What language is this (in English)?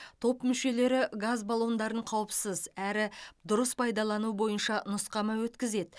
Kazakh